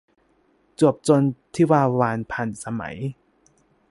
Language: Thai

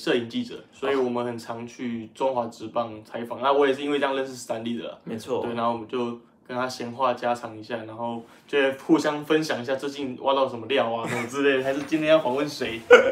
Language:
Chinese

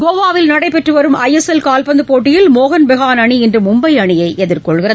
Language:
Tamil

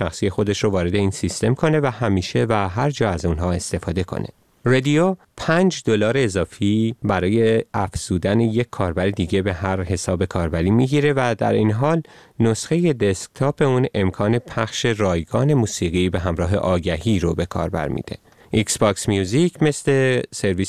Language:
Persian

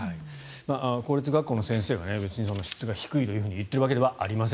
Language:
Japanese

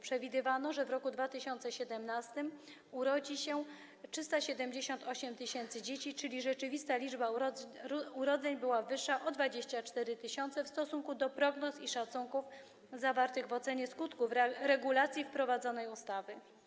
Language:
Polish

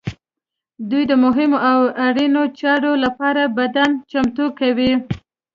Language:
Pashto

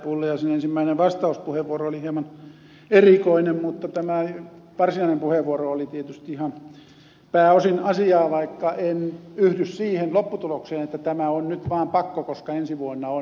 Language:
Finnish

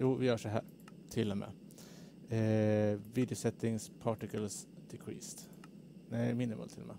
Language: Swedish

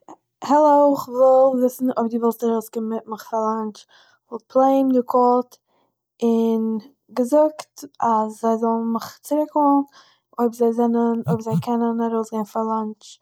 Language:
Yiddish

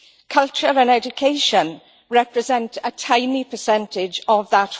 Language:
English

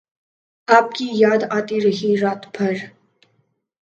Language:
Urdu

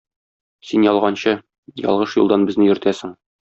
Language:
Tatar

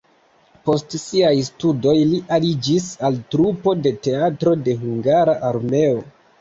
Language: Esperanto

